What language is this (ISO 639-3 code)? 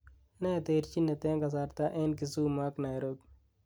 kln